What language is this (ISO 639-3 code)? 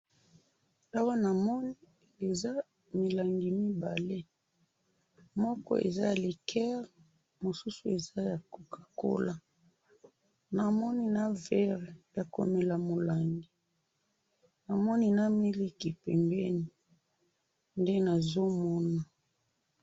lin